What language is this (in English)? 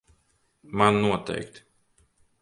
Latvian